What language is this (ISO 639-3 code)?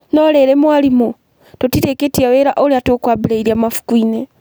kik